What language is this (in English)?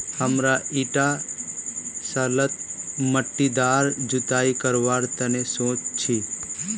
Magahi